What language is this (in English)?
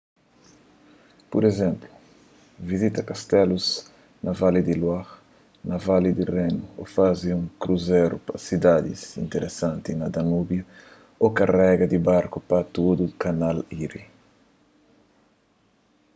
Kabuverdianu